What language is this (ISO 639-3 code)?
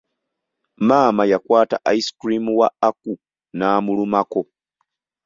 lug